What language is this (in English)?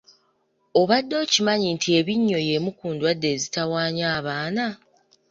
Ganda